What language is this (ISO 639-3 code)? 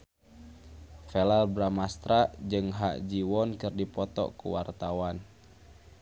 sun